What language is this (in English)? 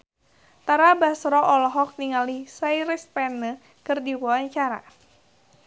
Sundanese